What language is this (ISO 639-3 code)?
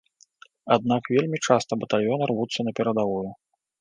bel